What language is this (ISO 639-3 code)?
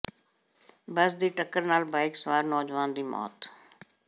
pan